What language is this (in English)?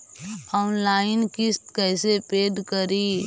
Magahi